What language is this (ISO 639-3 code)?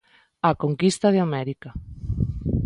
glg